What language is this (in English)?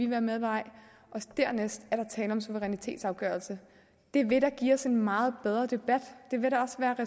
Danish